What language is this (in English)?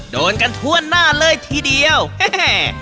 Thai